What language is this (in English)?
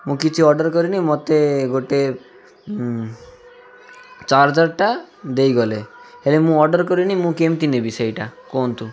Odia